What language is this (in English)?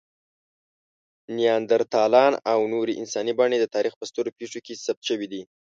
Pashto